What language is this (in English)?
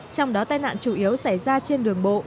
Vietnamese